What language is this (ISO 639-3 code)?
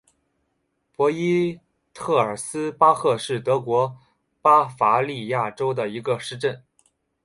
zho